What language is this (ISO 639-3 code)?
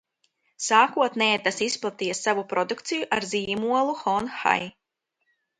lav